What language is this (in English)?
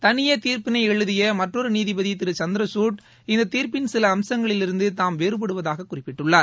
Tamil